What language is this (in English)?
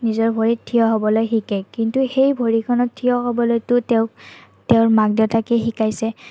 Assamese